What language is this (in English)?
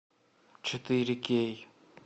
Russian